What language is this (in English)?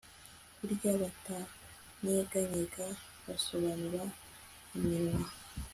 Kinyarwanda